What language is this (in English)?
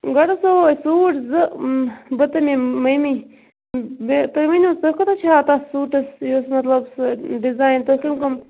Kashmiri